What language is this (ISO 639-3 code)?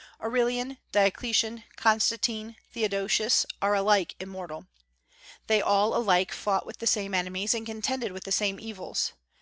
eng